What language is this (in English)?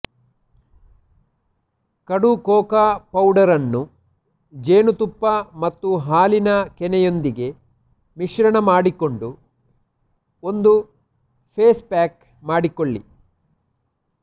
Kannada